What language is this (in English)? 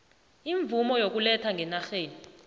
South Ndebele